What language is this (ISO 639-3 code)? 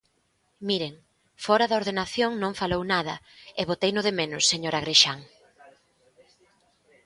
glg